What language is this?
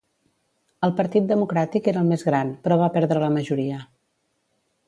Catalan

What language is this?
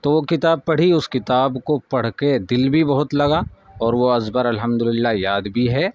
Urdu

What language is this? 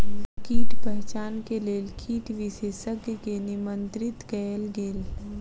Maithili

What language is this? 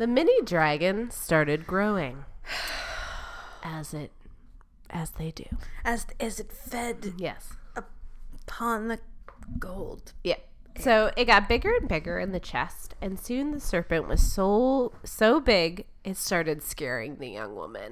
English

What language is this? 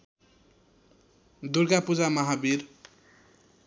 Nepali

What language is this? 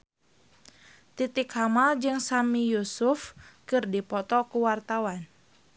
Sundanese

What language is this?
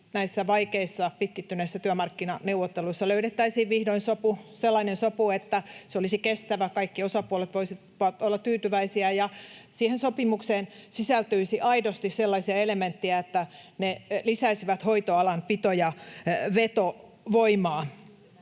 Finnish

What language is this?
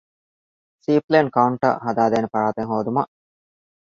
Divehi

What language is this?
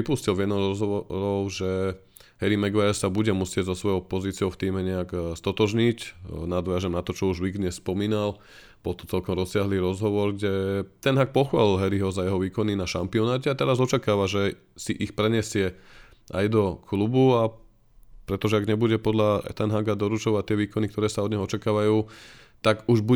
Slovak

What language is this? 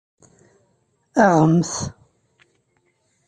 Kabyle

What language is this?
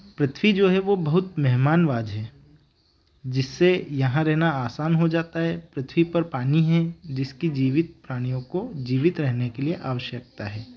Hindi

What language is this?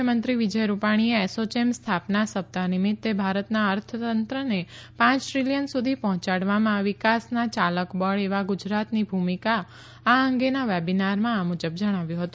Gujarati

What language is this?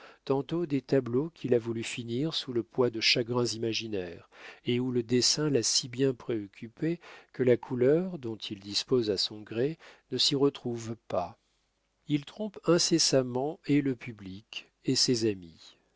French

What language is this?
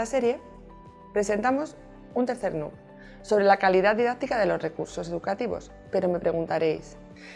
Spanish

